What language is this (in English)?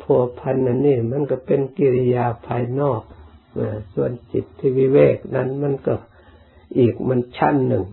Thai